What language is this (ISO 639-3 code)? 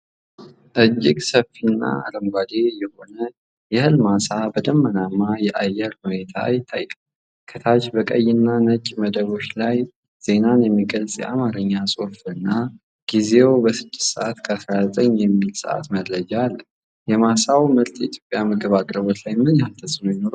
amh